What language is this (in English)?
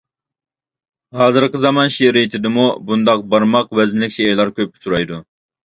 Uyghur